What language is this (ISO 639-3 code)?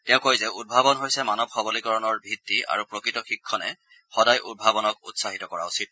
asm